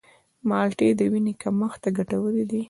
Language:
Pashto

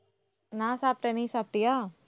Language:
Tamil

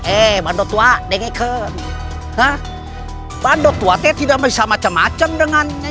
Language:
Indonesian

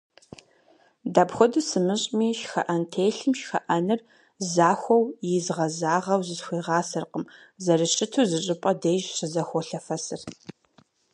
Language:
Kabardian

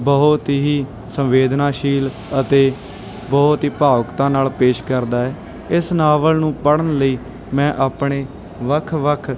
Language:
Punjabi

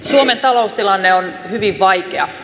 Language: Finnish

